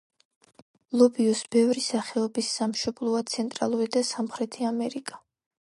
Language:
Georgian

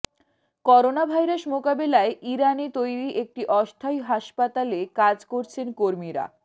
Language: Bangla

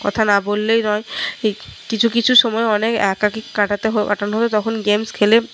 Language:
Bangla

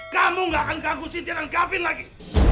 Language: Indonesian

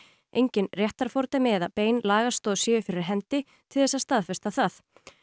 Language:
Icelandic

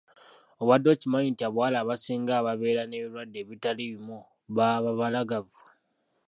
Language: Ganda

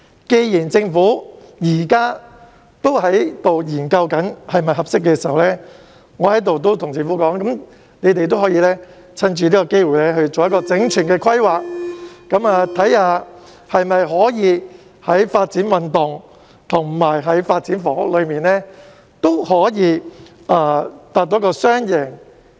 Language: Cantonese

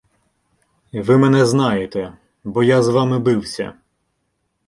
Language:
Ukrainian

